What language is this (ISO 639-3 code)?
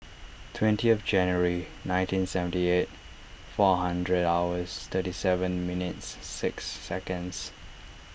eng